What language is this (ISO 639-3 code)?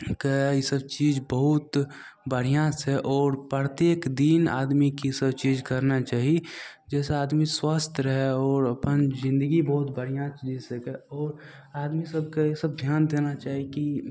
mai